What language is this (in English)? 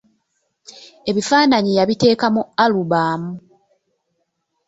Ganda